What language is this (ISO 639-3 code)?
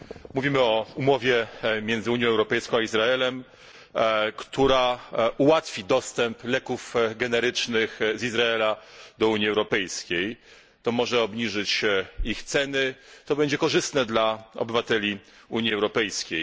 pol